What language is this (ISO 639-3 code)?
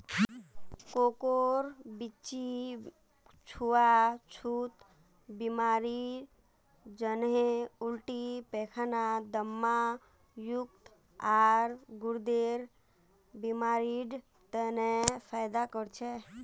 mag